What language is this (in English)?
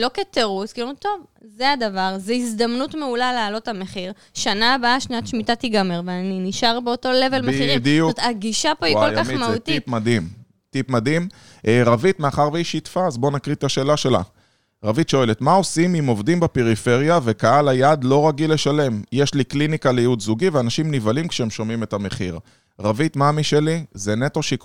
Hebrew